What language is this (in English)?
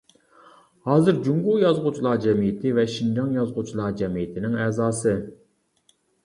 Uyghur